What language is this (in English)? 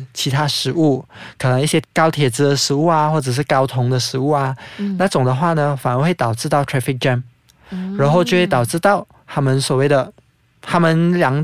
Chinese